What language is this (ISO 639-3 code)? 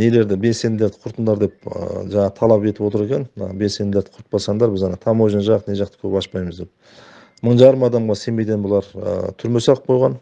tur